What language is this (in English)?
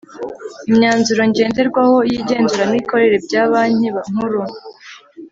Kinyarwanda